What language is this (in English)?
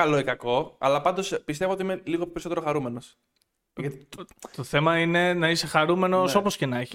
Greek